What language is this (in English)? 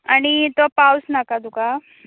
Konkani